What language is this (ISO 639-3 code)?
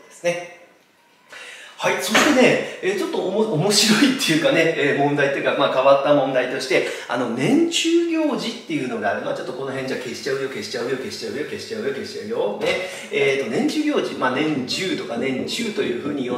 jpn